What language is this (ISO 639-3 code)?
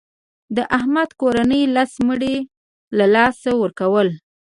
pus